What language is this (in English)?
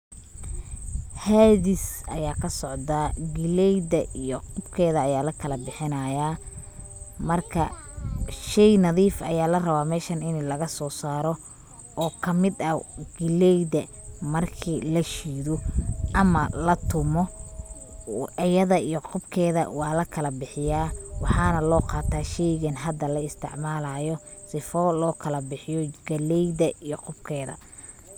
Somali